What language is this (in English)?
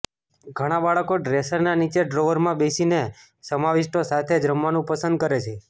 Gujarati